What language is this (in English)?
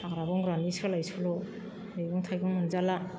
Bodo